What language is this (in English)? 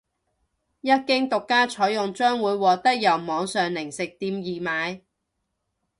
Cantonese